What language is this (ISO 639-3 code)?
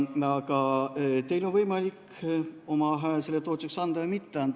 est